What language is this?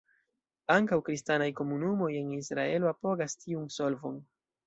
Esperanto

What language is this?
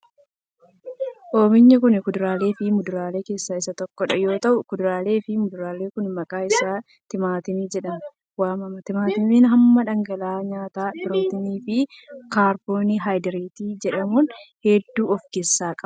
Oromo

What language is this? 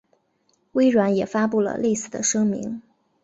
Chinese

